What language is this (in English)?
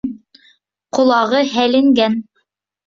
Bashkir